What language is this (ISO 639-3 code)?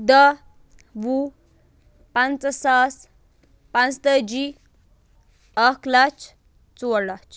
kas